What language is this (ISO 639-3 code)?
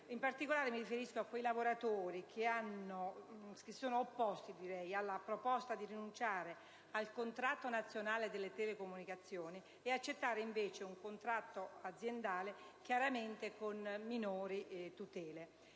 ita